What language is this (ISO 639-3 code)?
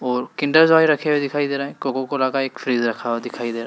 hin